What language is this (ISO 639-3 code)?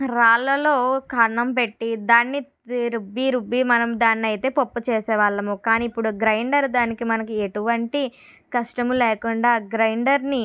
tel